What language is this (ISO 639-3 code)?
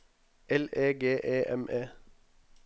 nor